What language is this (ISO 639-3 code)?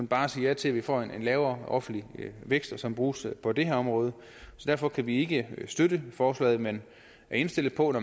dan